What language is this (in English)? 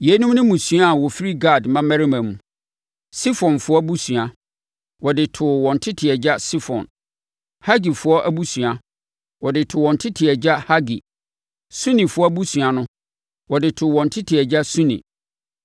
Akan